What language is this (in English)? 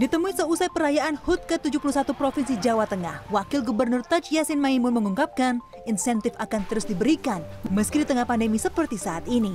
Indonesian